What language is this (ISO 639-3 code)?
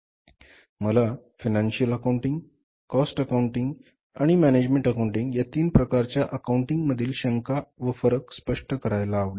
mar